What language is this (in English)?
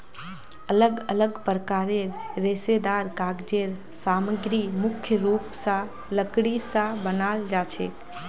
Magahi